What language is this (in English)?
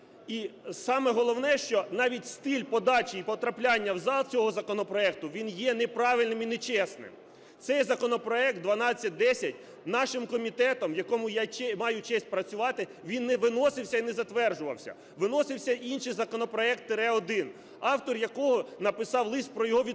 Ukrainian